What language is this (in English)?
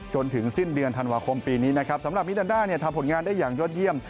Thai